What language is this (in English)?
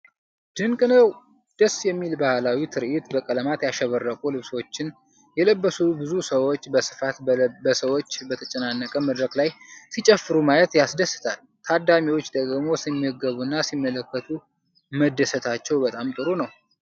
Amharic